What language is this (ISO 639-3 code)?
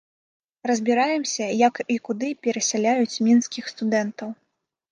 bel